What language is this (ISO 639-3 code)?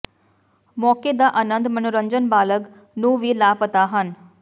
pan